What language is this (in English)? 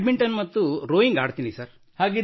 Kannada